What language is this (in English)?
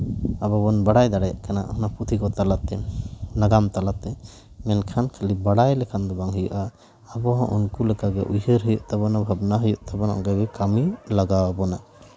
Santali